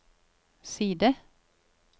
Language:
Norwegian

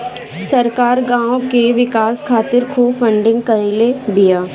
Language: Bhojpuri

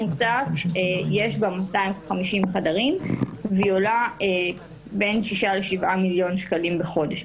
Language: Hebrew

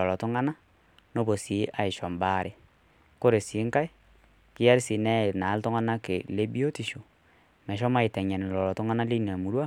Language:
Masai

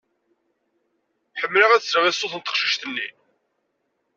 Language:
Kabyle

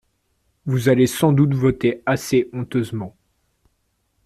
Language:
French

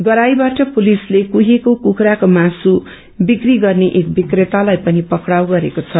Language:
Nepali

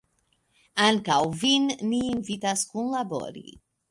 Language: Esperanto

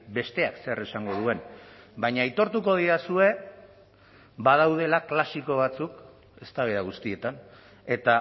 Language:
Basque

